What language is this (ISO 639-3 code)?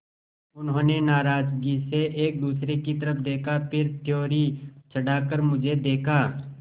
hin